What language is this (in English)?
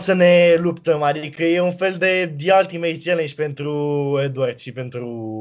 Romanian